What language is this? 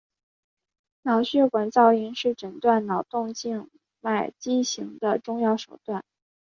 Chinese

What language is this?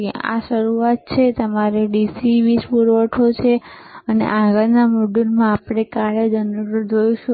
Gujarati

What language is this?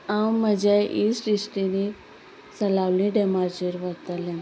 Konkani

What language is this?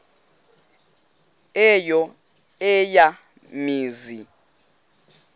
Xhosa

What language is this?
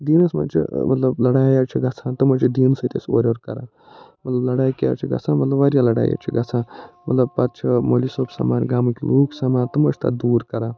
Kashmiri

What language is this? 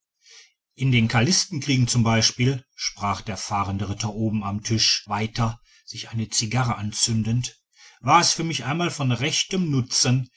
German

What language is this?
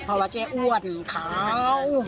Thai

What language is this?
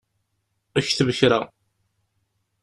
Kabyle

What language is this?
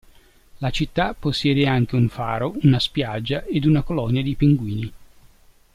Italian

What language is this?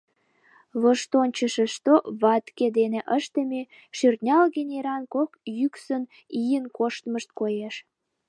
Mari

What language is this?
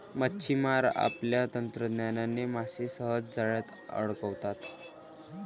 Marathi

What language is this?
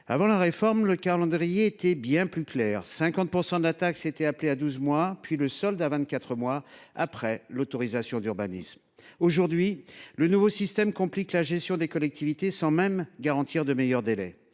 French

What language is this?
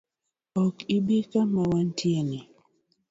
Luo (Kenya and Tanzania)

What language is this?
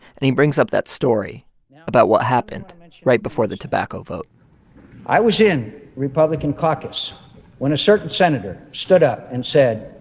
English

